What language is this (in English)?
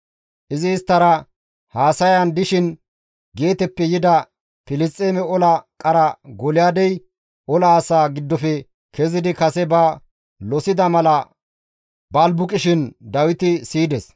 Gamo